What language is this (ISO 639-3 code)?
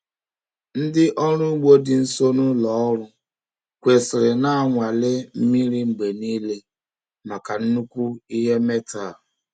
ibo